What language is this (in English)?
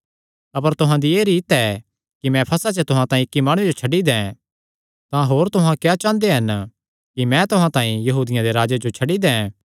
Kangri